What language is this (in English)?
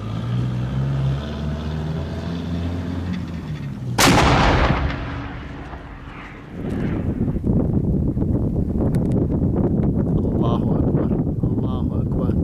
Arabic